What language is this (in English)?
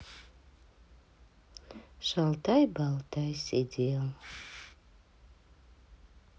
Russian